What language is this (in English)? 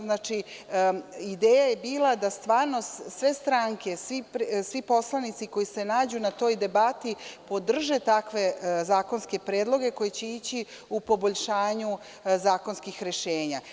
Serbian